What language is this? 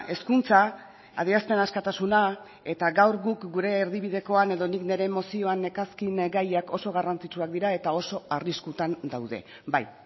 Basque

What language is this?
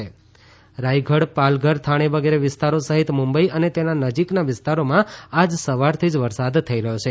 Gujarati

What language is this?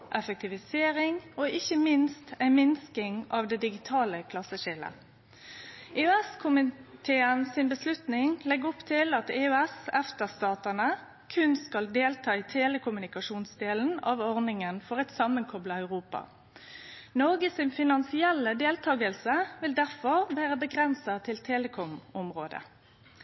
Norwegian Nynorsk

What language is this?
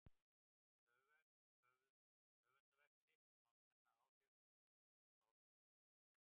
Icelandic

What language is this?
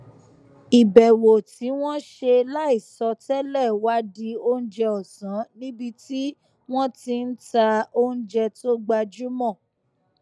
Yoruba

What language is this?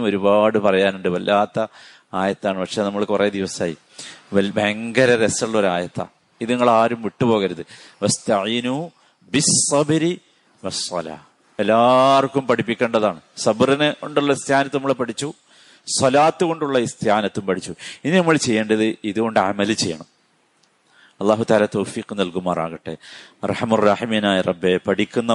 Malayalam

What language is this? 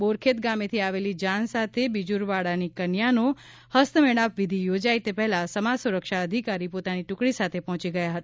Gujarati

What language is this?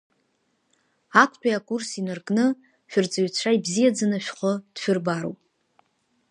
Abkhazian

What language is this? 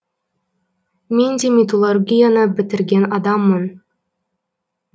Kazakh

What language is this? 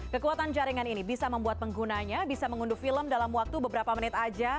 Indonesian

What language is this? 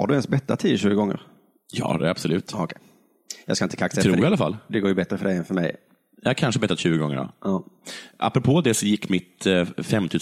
Swedish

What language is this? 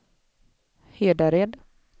Swedish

